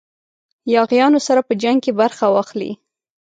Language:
Pashto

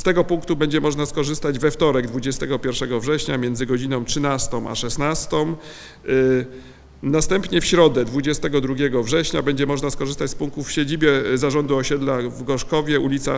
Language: Polish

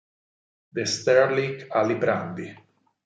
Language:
Italian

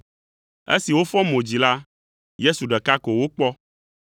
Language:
Ewe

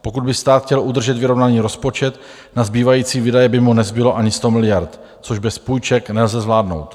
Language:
Czech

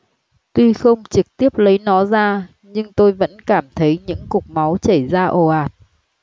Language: Vietnamese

